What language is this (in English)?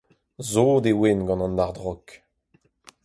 Breton